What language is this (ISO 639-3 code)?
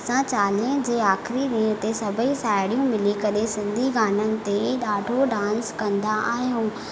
snd